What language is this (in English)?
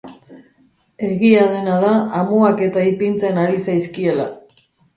Basque